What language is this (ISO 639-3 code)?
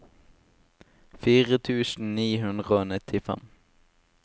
nor